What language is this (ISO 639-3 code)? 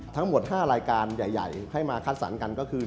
tha